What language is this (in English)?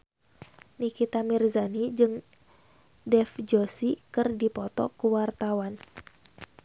Sundanese